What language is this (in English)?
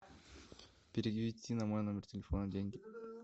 Russian